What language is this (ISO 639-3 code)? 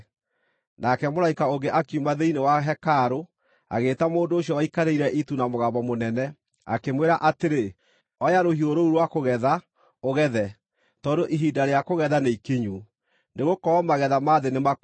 kik